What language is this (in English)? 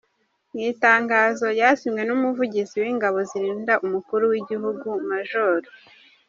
Kinyarwanda